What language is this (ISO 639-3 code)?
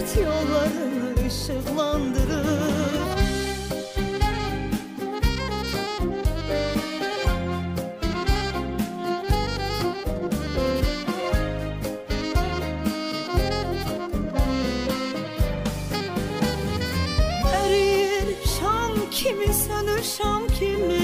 tur